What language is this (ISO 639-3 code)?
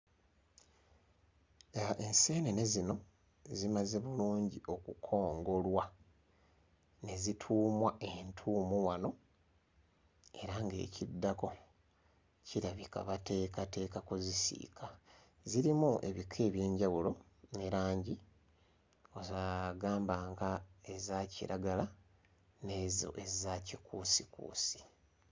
lug